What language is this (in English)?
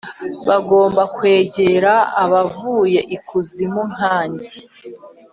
Kinyarwanda